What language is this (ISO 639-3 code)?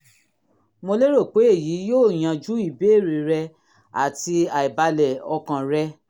yor